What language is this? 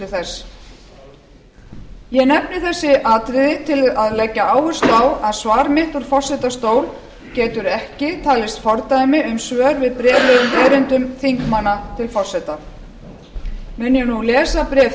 Icelandic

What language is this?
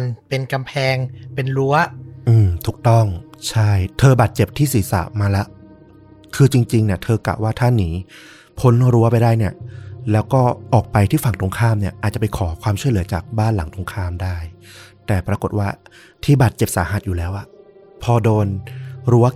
Thai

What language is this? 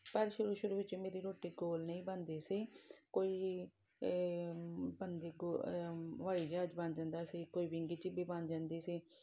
Punjabi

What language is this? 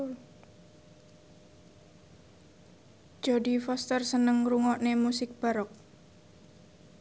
Javanese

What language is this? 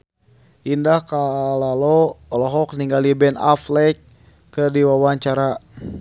Sundanese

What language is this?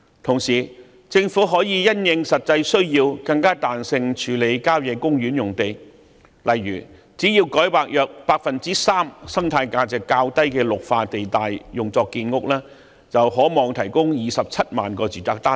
Cantonese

